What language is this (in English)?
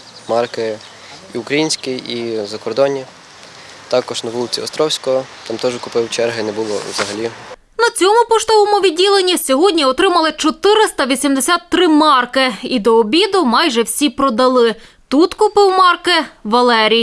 Ukrainian